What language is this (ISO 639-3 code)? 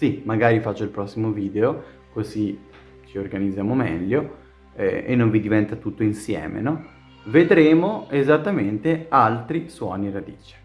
ita